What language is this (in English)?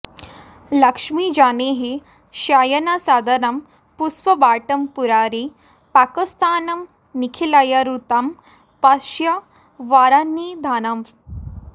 Sanskrit